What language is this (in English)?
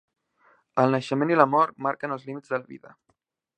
Catalan